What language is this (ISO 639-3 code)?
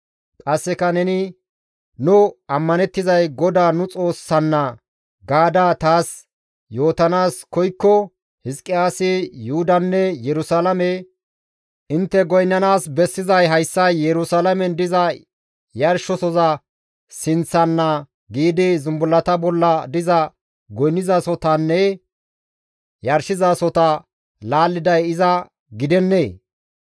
gmv